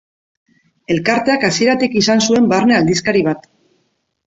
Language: Basque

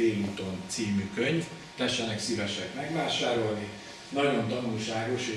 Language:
Hungarian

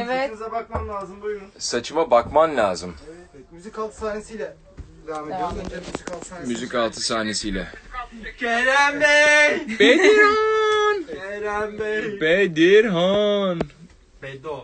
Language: Turkish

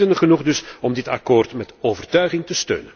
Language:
Dutch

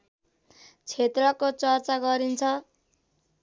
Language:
Nepali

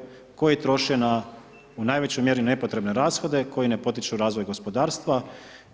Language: Croatian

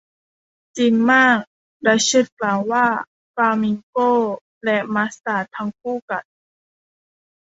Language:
Thai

